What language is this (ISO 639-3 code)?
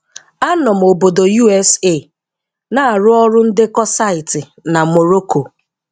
ibo